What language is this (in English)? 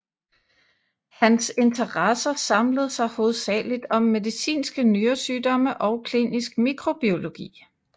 Danish